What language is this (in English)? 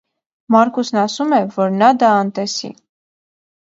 Armenian